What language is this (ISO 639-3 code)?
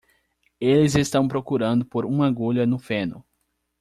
por